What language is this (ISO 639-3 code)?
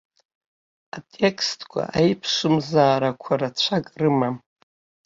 abk